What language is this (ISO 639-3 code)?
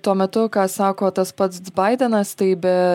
lit